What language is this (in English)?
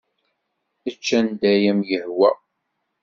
Kabyle